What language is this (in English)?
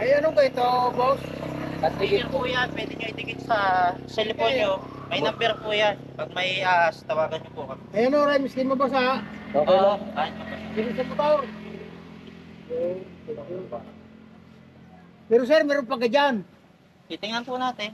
Filipino